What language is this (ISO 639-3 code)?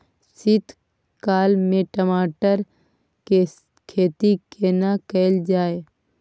mai